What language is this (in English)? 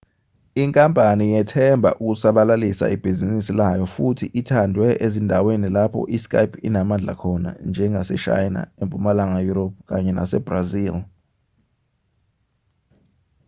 Zulu